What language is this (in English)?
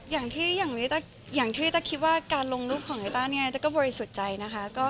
Thai